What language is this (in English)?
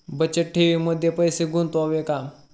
Marathi